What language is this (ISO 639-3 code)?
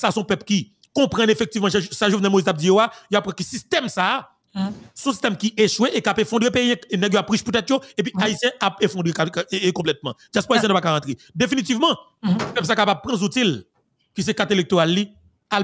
fra